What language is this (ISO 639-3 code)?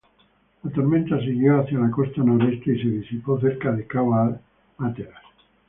spa